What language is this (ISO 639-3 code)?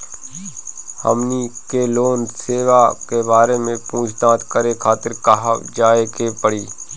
bho